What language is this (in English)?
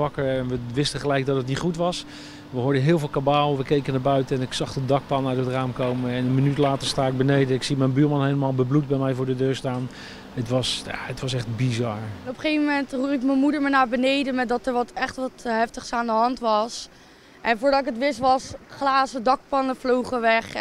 Dutch